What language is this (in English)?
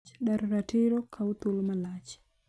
Luo (Kenya and Tanzania)